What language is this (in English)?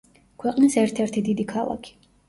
Georgian